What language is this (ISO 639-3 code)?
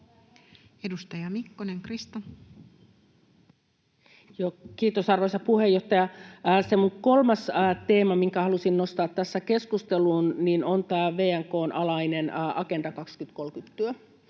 fin